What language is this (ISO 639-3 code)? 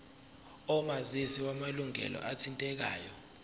zul